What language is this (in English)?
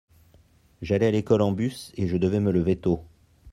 French